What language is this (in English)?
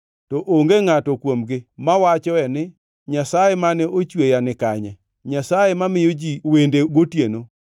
Luo (Kenya and Tanzania)